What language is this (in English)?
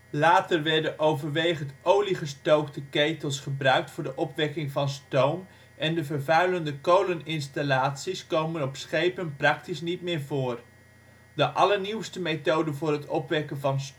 Dutch